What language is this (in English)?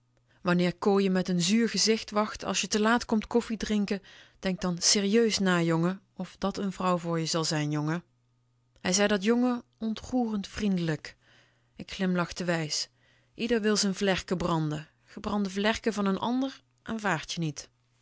Dutch